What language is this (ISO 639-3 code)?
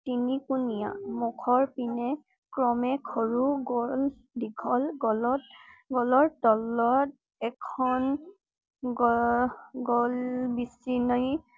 asm